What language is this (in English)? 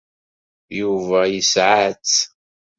Kabyle